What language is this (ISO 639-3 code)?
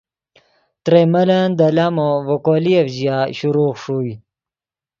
ydg